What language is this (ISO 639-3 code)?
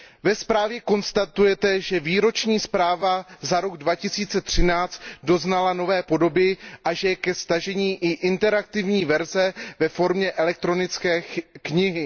ces